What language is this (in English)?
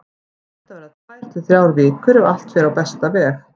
Icelandic